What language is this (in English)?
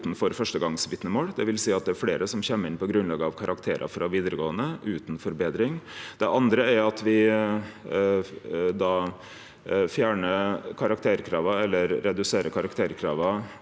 Norwegian